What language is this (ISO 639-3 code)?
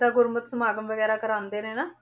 pan